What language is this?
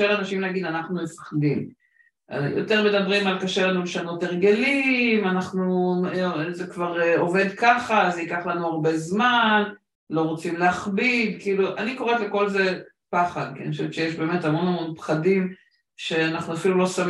Hebrew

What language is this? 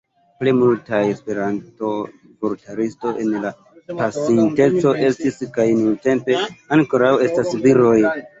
Esperanto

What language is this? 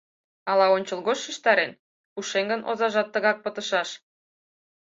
Mari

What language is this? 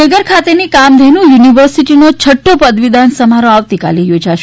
Gujarati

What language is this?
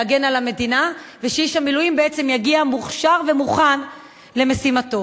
Hebrew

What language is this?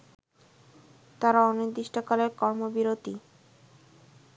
Bangla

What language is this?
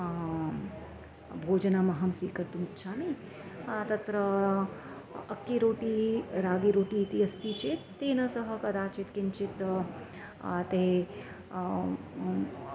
Sanskrit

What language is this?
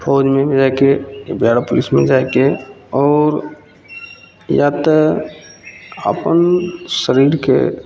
Maithili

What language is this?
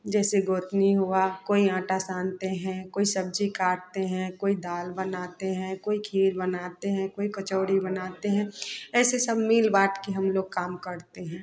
Hindi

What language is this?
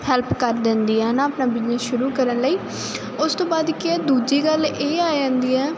Punjabi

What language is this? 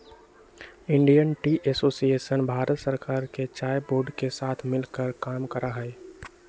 Magahi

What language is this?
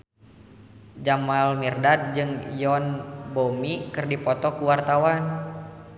Sundanese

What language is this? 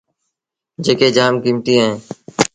Sindhi Bhil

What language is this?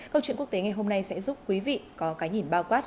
Vietnamese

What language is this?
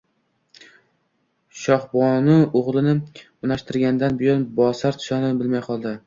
Uzbek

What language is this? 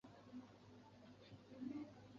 Chinese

